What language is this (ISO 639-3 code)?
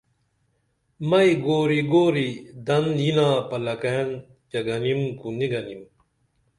dml